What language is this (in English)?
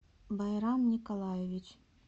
Russian